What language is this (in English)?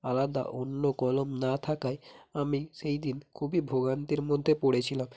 Bangla